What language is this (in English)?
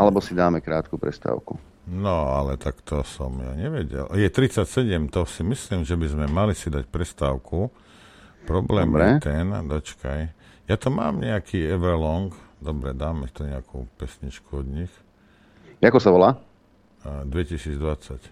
Slovak